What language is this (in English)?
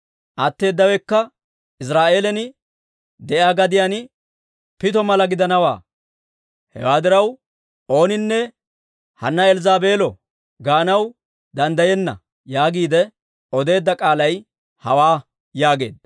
Dawro